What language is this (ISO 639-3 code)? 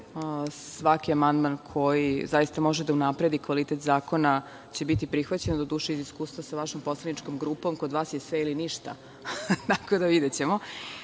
srp